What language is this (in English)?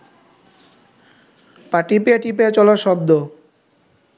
Bangla